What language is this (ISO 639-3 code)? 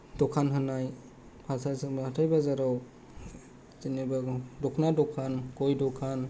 brx